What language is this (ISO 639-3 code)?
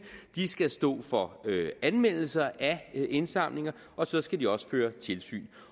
dan